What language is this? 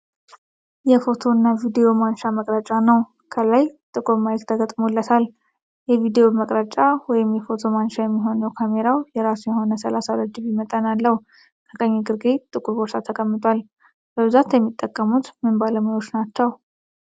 Amharic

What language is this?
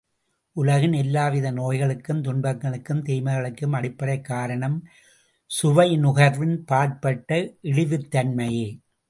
Tamil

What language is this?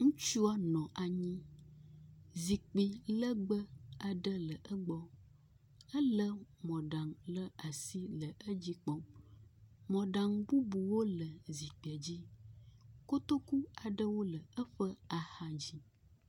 Ewe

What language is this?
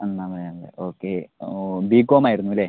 Malayalam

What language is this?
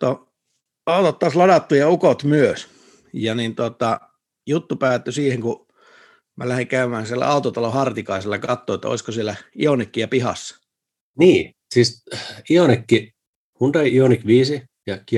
Finnish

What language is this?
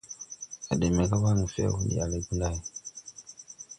Tupuri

